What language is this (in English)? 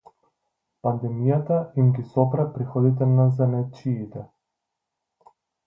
Macedonian